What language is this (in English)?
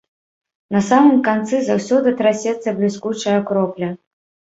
Belarusian